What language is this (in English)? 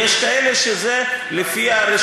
Hebrew